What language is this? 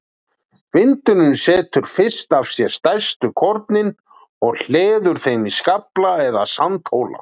Icelandic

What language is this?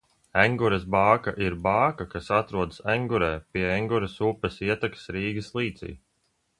Latvian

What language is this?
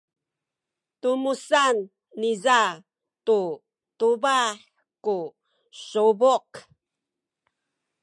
Sakizaya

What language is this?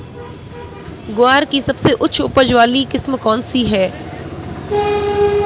Hindi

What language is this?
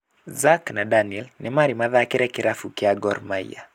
Kikuyu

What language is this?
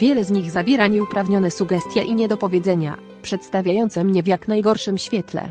Polish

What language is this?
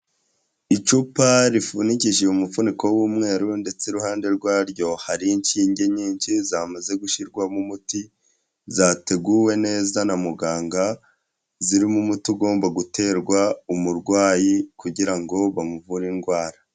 Kinyarwanda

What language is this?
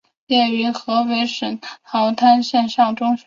Chinese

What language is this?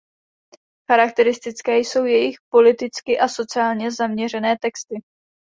Czech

